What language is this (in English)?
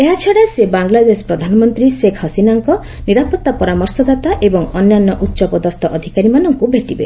Odia